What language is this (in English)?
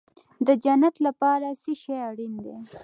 Pashto